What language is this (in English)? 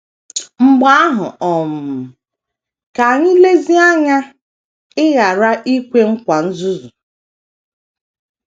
Igbo